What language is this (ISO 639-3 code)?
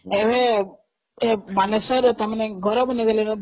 ori